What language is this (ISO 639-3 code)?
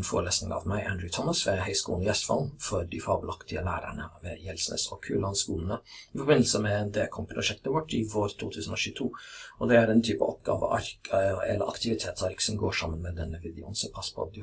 nor